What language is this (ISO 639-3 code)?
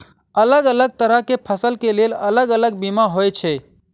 mai